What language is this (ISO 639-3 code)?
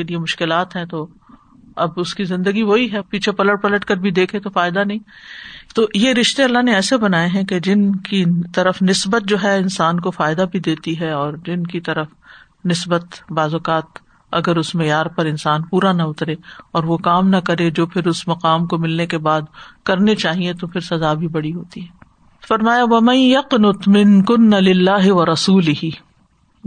urd